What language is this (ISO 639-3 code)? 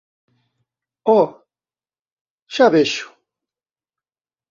glg